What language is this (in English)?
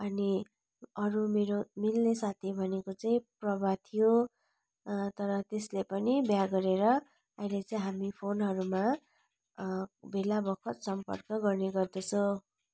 Nepali